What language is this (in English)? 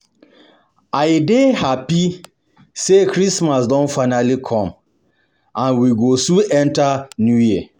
Nigerian Pidgin